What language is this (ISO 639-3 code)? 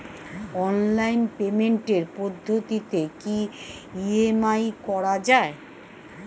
ben